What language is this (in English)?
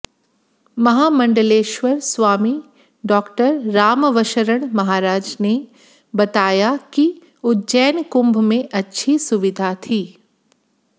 Hindi